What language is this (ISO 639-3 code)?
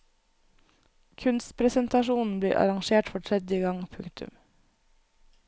nor